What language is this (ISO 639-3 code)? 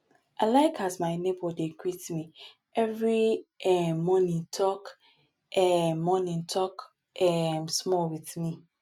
pcm